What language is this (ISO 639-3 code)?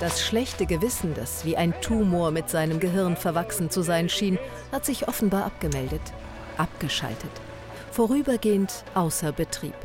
deu